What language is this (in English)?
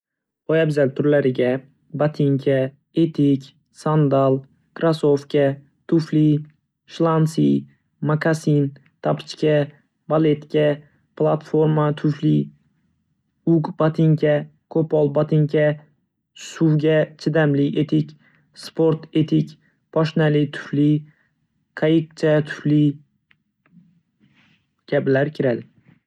Uzbek